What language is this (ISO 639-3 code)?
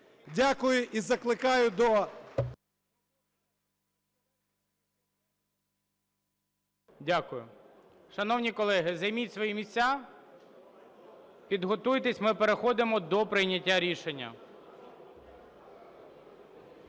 ukr